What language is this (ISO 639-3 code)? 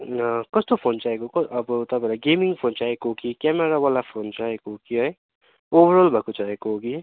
nep